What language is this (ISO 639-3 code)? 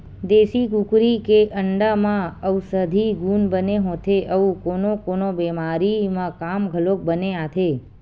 hne